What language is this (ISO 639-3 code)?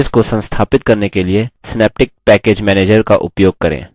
hin